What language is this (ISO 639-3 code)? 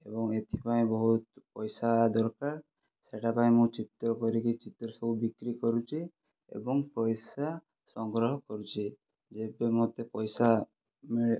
ori